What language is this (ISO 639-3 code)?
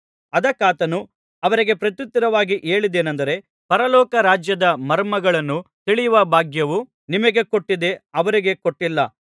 kan